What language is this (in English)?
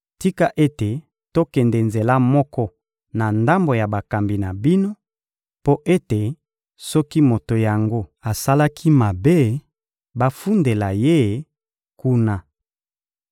Lingala